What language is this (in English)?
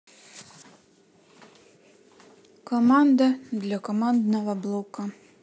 Russian